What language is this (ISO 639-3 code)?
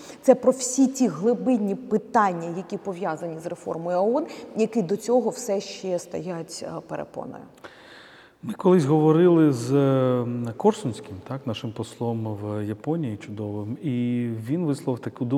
ukr